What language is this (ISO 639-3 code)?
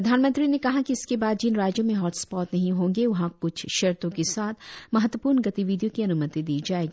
hin